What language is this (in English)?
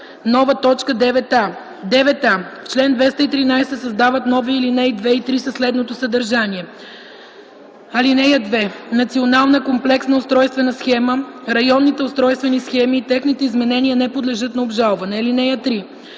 Bulgarian